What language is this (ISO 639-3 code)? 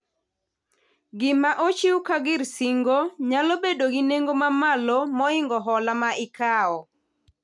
luo